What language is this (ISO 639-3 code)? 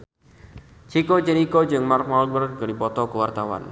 sun